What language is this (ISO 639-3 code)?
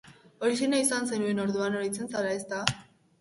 eus